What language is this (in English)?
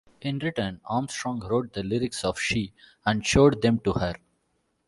English